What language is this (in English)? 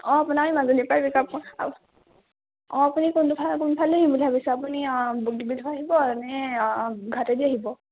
Assamese